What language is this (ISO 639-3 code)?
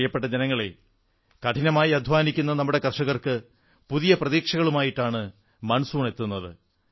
mal